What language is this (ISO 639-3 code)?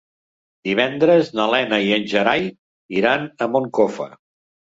cat